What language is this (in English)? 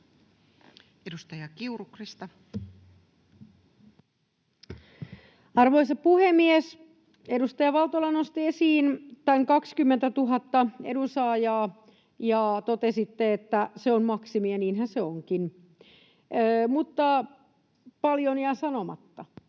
Finnish